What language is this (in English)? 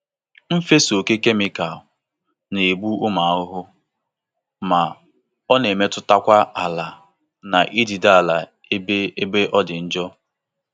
Igbo